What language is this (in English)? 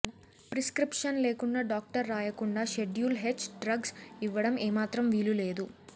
Telugu